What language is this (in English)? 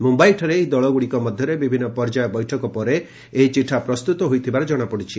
Odia